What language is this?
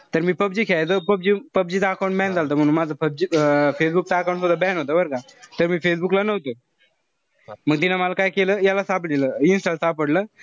Marathi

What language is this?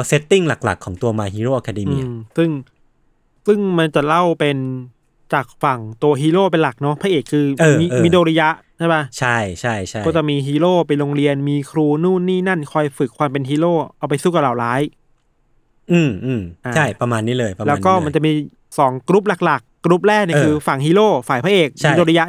Thai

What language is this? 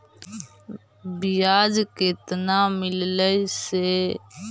Magahi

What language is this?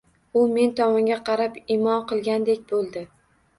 Uzbek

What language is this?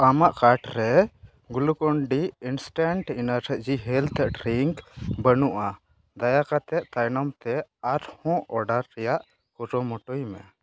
Santali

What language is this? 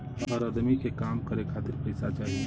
Bhojpuri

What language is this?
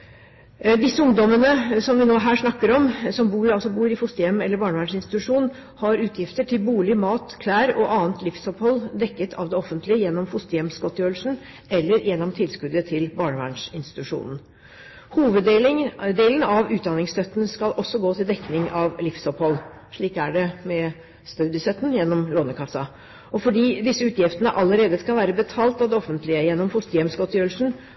Norwegian Bokmål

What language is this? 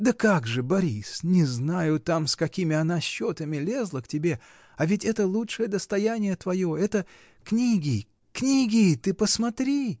Russian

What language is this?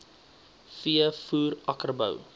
Afrikaans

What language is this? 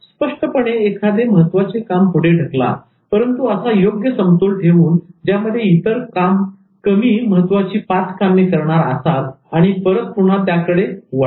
Marathi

